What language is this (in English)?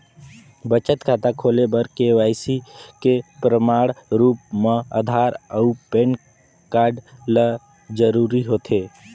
Chhattisgarhi